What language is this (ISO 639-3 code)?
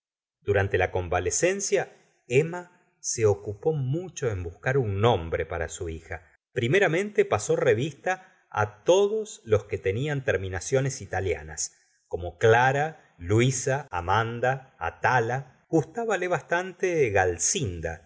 spa